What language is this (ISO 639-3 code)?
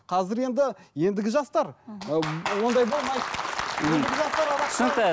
kaz